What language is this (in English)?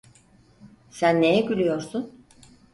Turkish